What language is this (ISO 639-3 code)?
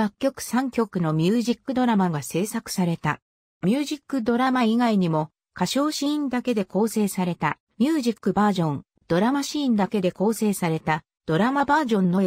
jpn